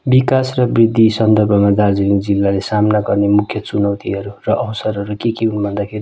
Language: Nepali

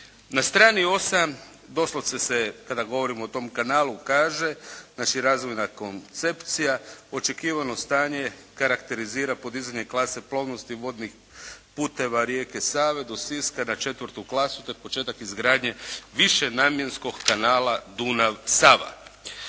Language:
Croatian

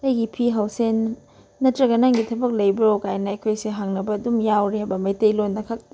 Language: Manipuri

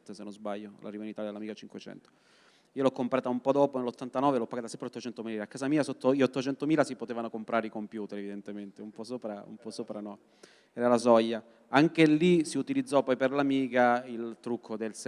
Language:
Italian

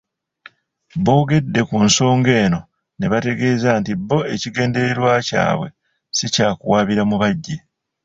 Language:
Ganda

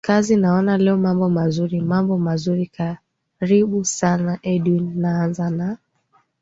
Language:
Swahili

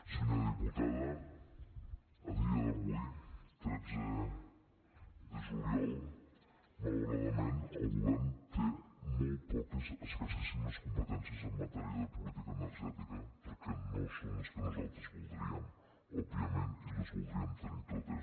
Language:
Catalan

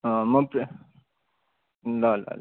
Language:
Nepali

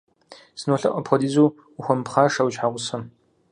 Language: Kabardian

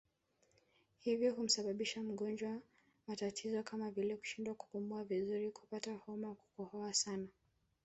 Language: Swahili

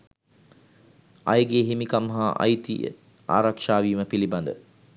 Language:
Sinhala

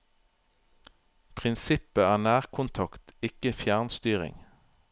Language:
Norwegian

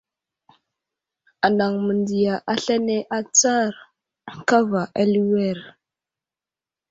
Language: Wuzlam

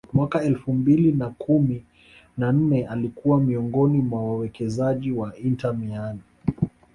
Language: Swahili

